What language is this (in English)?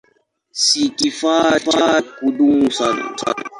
Swahili